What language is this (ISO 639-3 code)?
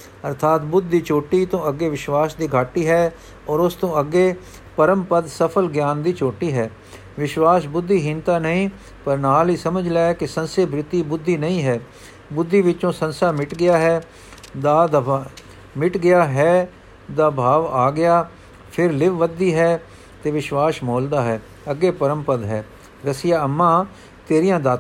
pan